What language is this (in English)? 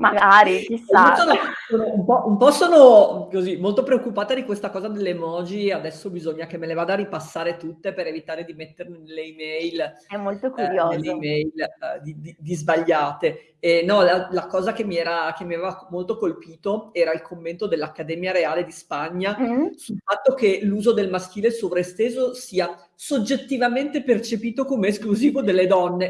Italian